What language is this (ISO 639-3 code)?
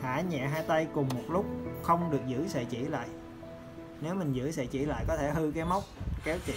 vie